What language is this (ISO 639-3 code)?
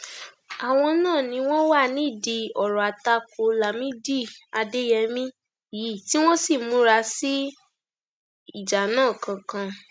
yor